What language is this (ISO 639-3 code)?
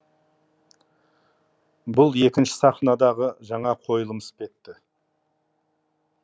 kaz